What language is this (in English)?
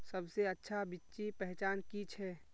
Magahi